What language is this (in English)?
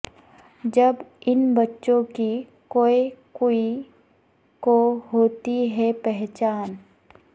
Urdu